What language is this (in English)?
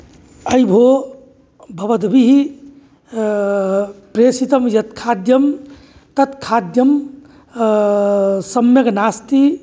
Sanskrit